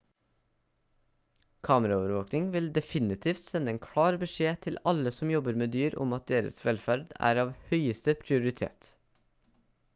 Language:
Norwegian Bokmål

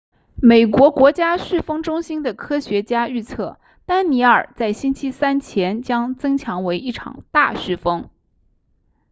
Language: Chinese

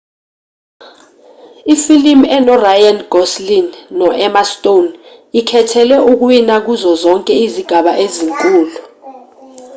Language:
Zulu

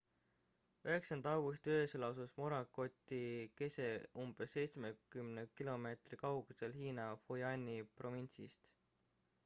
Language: Estonian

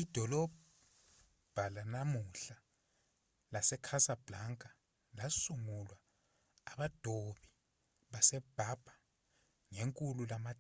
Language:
Zulu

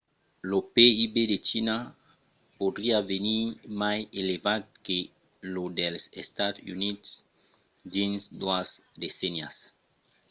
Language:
Occitan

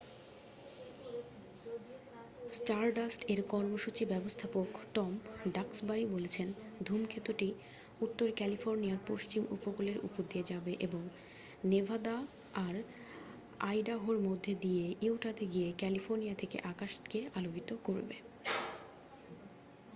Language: Bangla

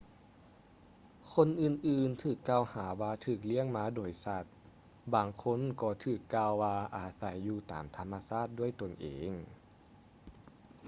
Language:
Lao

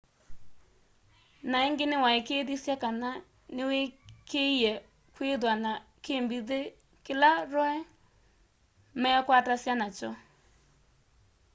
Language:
Kamba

